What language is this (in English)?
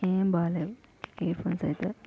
Telugu